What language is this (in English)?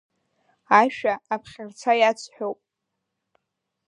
Abkhazian